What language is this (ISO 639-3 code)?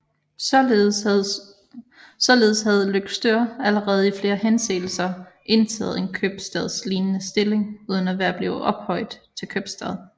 dan